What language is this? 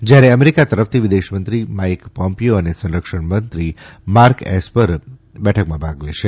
Gujarati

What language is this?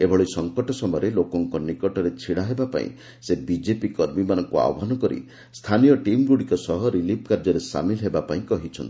Odia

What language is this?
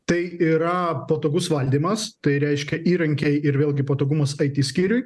Lithuanian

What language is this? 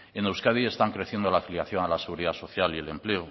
Spanish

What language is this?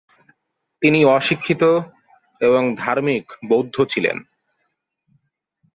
Bangla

